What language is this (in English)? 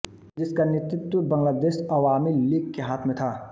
Hindi